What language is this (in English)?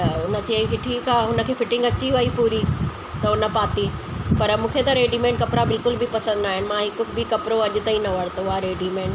Sindhi